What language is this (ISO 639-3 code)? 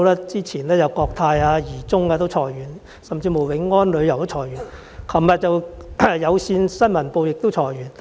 yue